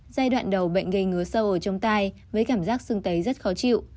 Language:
Vietnamese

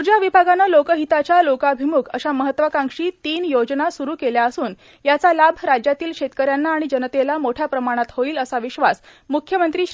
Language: Marathi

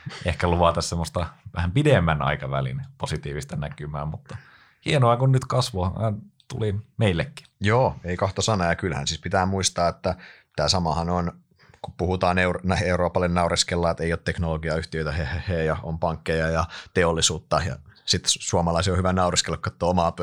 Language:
Finnish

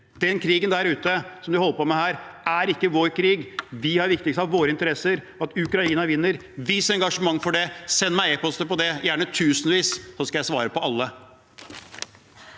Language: Norwegian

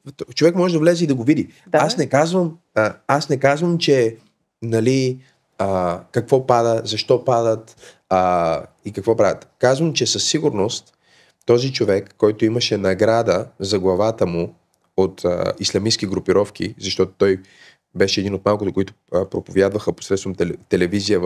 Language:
Bulgarian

